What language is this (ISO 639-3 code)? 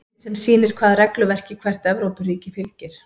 isl